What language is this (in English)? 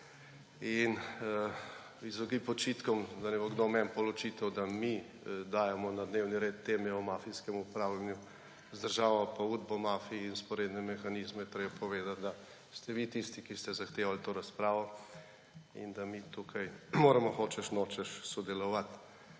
Slovenian